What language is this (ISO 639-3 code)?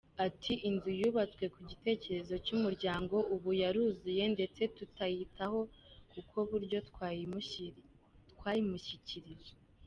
kin